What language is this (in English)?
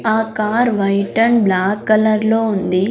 Telugu